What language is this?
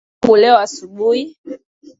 Swahili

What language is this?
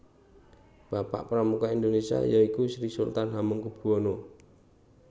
Javanese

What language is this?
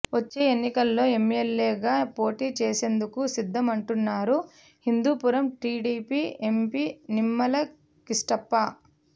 Telugu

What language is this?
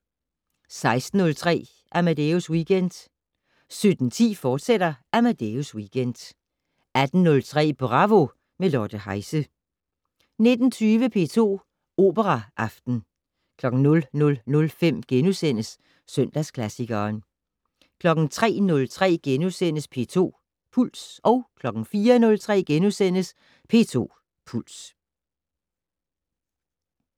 Danish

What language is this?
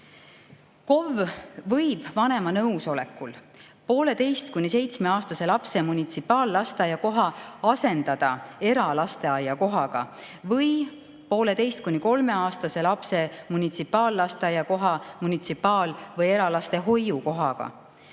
Estonian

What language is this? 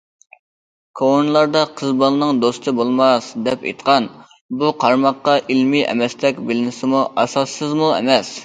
Uyghur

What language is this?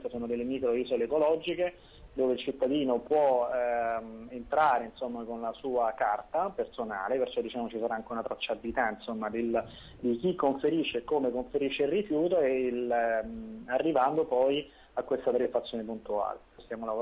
Italian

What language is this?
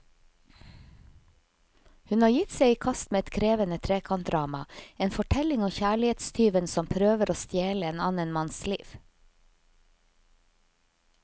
Norwegian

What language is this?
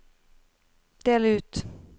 Norwegian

